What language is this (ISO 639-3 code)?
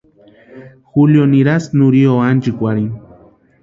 pua